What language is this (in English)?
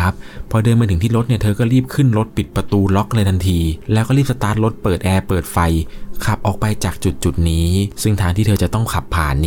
Thai